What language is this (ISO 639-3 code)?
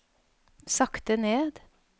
nor